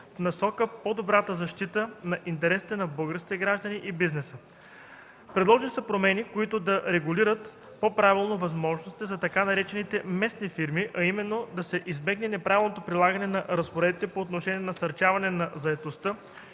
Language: Bulgarian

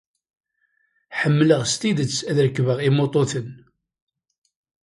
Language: Kabyle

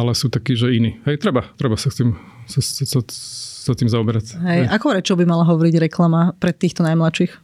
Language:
Slovak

